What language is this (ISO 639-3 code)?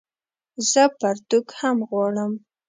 pus